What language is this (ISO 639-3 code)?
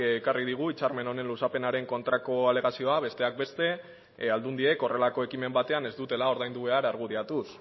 eus